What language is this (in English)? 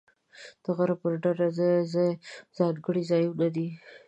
Pashto